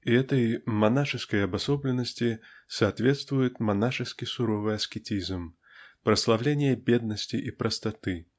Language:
Russian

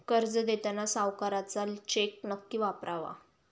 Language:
Marathi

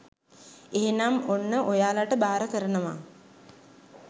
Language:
Sinhala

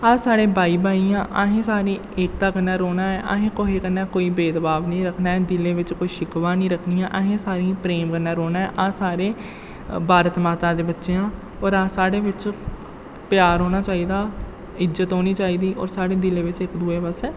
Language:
Dogri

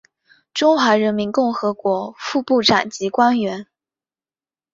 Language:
Chinese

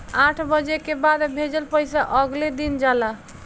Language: Bhojpuri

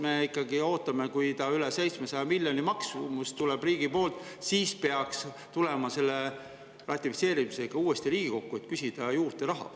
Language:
Estonian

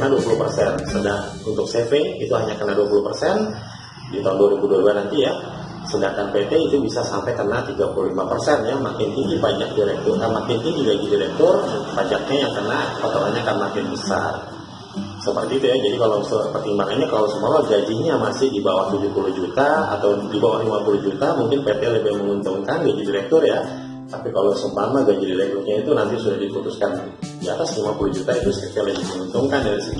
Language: Indonesian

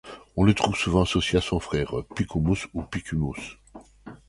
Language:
French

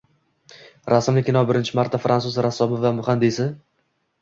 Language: Uzbek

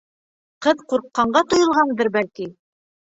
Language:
Bashkir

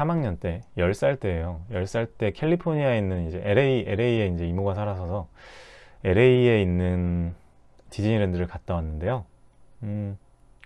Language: Korean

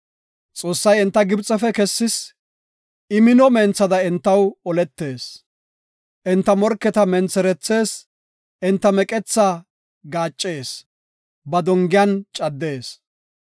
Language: Gofa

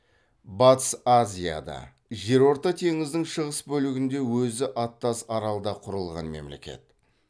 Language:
Kazakh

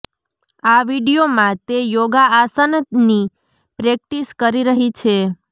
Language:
Gujarati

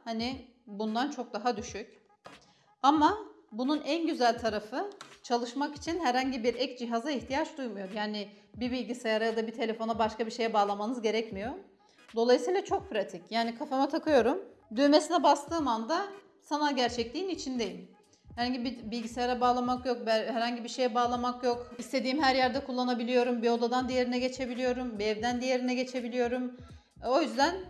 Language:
Turkish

